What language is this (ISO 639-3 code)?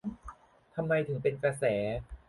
tha